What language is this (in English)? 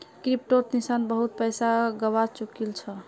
Magahi